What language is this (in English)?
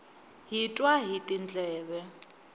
Tsonga